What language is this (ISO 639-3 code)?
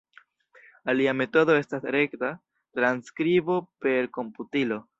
epo